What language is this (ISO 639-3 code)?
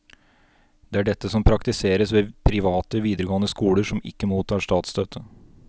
nor